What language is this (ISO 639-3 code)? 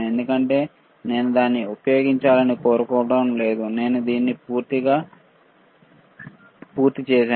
tel